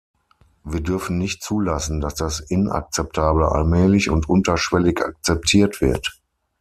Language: German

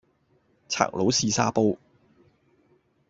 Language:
Cantonese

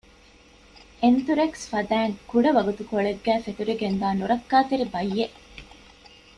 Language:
Divehi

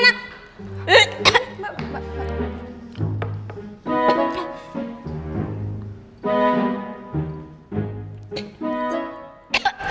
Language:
Indonesian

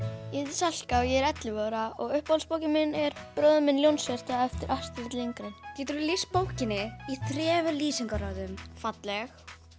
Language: Icelandic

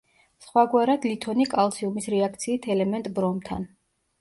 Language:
Georgian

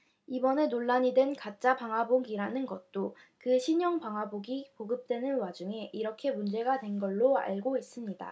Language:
Korean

